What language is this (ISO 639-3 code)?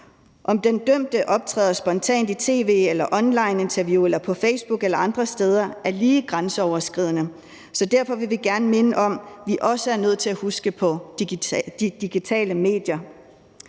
dan